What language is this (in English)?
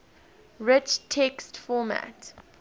English